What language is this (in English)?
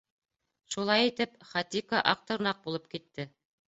Bashkir